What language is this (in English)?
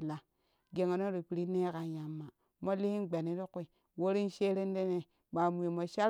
Kushi